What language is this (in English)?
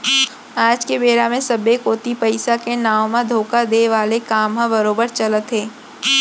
Chhattisgarhi